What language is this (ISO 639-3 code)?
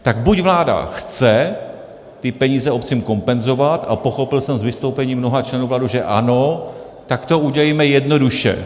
ces